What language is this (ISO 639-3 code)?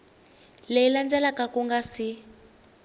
tso